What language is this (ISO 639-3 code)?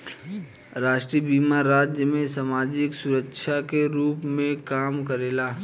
bho